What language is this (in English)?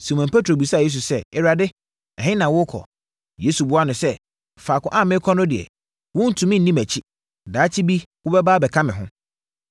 Akan